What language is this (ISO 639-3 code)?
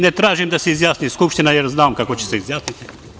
srp